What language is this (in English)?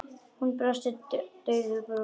Icelandic